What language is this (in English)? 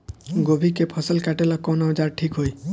Bhojpuri